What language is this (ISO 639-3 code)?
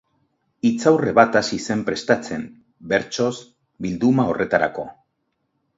eus